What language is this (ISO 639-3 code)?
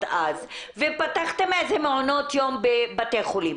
heb